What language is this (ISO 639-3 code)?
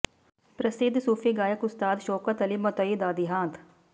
pan